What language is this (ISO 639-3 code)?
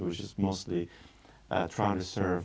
ind